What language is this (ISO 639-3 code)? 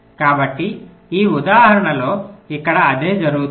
tel